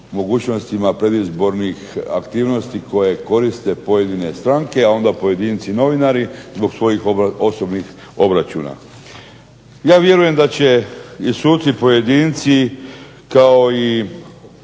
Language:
Croatian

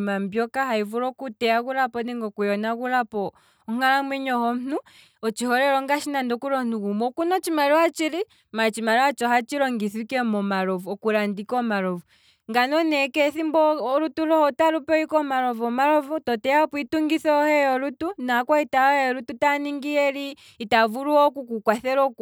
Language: Kwambi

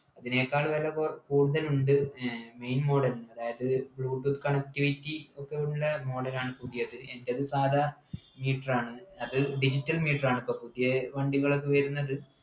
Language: Malayalam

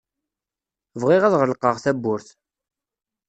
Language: Kabyle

